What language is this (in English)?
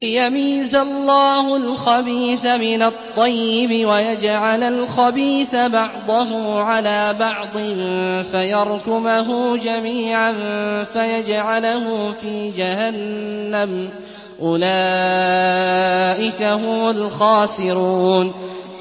Arabic